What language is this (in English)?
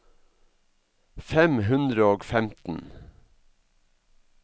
Norwegian